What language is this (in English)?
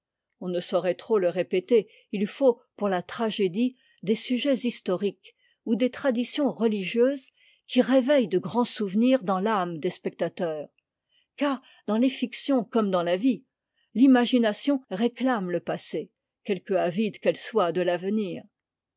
French